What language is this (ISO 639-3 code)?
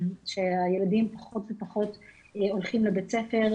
heb